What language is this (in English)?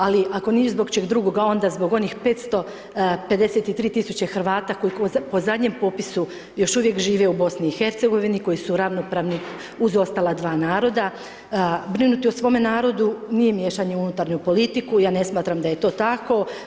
Croatian